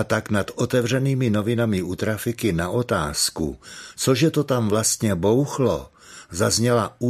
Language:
Czech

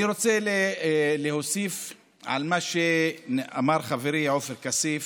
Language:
Hebrew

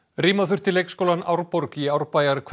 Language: Icelandic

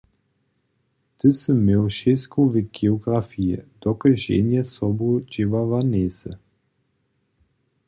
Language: Upper Sorbian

